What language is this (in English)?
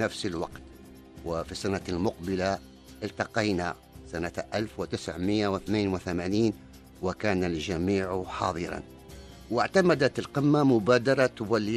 Arabic